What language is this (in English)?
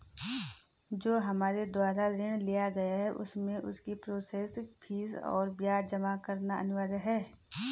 Hindi